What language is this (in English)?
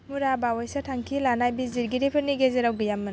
Bodo